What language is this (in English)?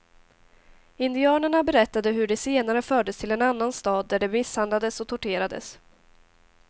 Swedish